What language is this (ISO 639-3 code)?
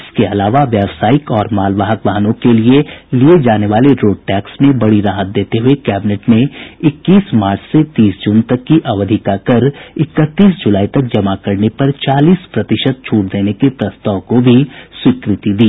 hin